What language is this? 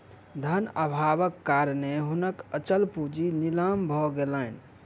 Maithili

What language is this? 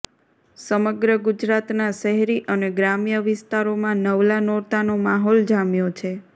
Gujarati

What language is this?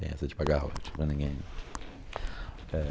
Portuguese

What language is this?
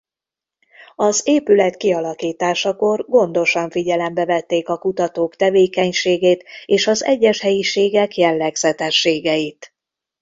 Hungarian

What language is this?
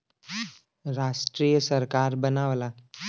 Bhojpuri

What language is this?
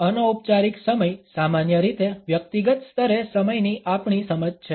Gujarati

